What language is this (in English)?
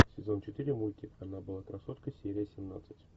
Russian